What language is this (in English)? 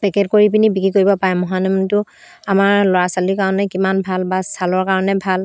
Assamese